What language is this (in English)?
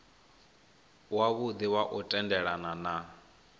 Venda